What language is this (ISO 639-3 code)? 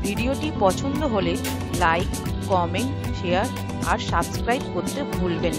tha